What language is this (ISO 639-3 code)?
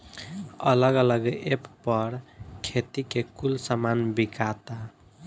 bho